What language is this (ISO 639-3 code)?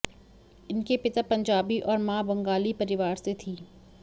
hin